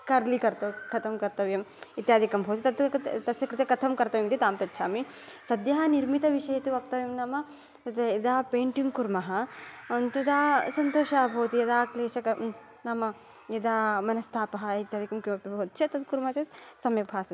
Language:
Sanskrit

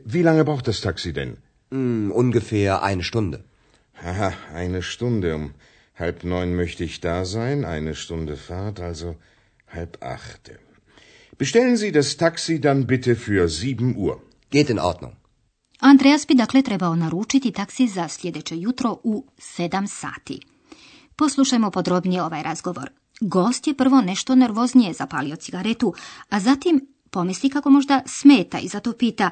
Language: Croatian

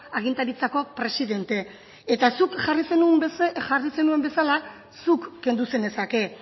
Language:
Basque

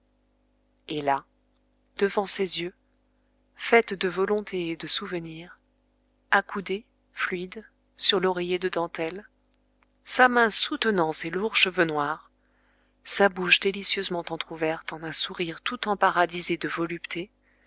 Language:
French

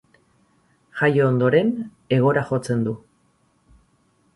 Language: Basque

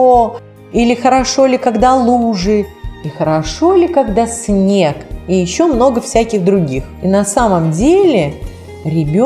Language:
Russian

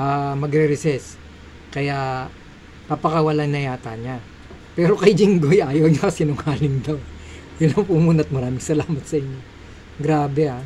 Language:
Filipino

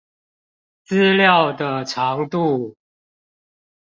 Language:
Chinese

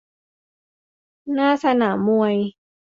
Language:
Thai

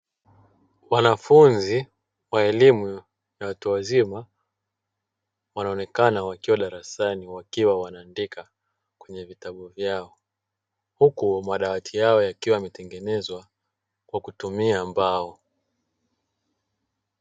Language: Swahili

